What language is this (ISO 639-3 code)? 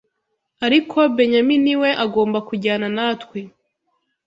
kin